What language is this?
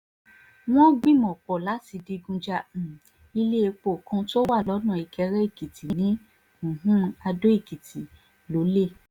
Yoruba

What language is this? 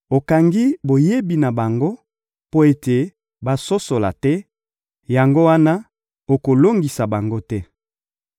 Lingala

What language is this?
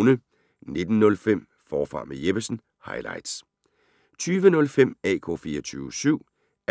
Danish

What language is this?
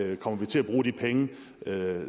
Danish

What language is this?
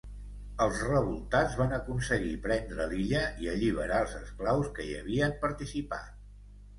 Catalan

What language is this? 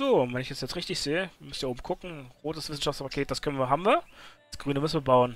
German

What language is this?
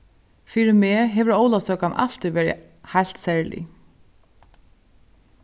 Faroese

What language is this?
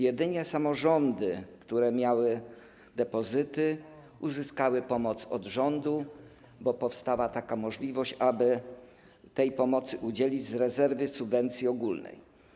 Polish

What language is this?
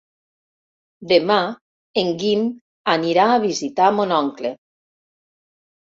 Catalan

